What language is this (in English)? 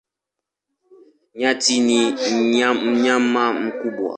Swahili